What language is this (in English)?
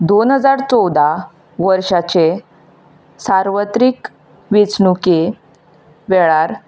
Konkani